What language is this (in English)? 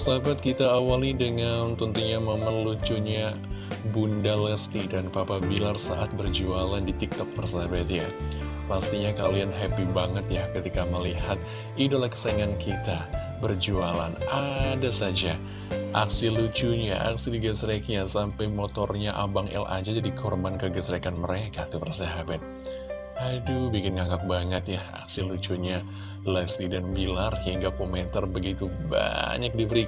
Indonesian